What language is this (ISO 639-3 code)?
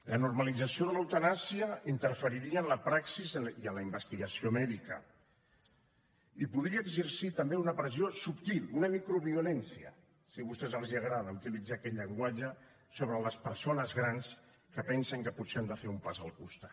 cat